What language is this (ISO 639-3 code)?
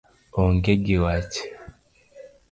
luo